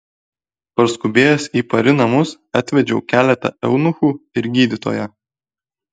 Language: Lithuanian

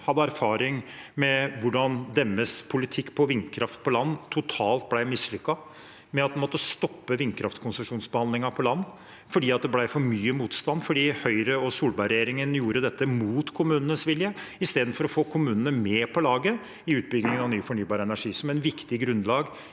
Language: Norwegian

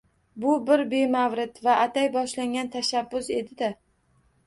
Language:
Uzbek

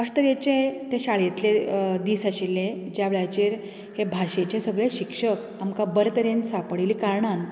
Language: Konkani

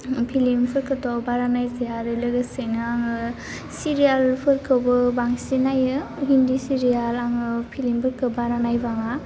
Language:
Bodo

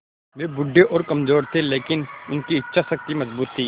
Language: Hindi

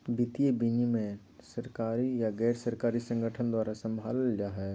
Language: Magahi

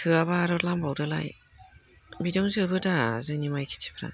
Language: Bodo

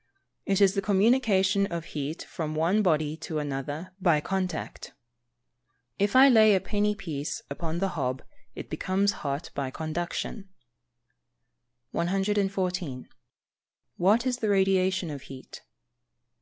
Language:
English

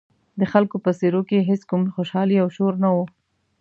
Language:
Pashto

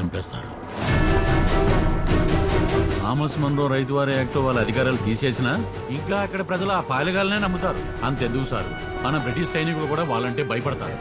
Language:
Telugu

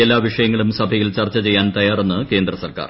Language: Malayalam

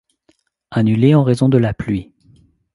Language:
French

